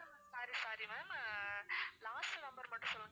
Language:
Tamil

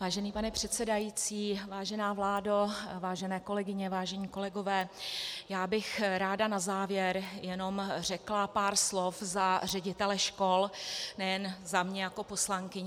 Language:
Czech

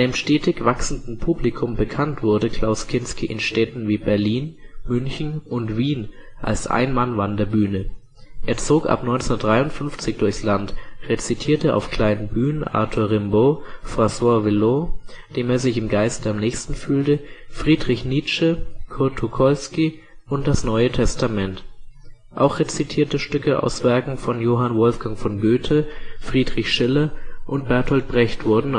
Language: German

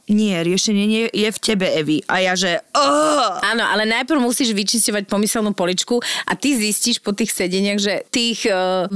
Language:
Slovak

